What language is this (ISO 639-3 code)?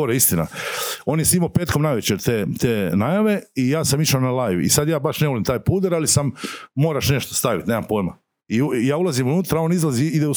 hrv